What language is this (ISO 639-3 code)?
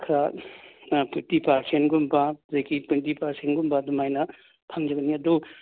mni